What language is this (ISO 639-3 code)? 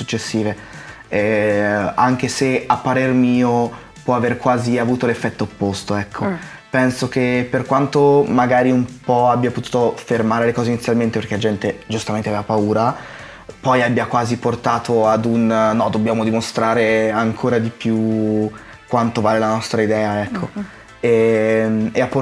ita